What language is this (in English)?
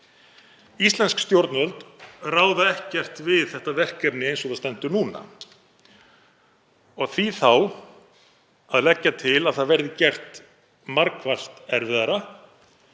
Icelandic